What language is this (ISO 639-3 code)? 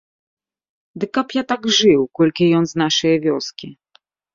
bel